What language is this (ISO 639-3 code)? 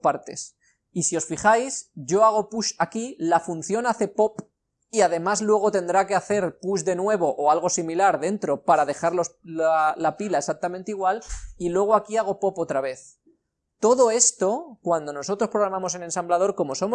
spa